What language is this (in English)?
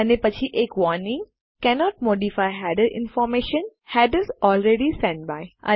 Gujarati